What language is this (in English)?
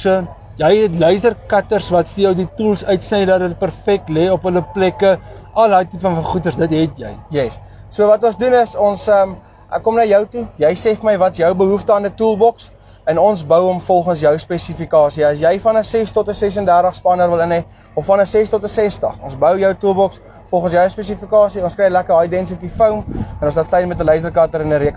Dutch